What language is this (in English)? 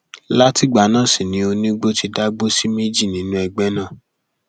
Yoruba